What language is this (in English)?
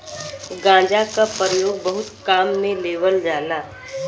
Bhojpuri